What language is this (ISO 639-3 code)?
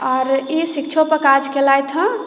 mai